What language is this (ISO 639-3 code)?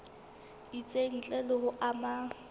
sot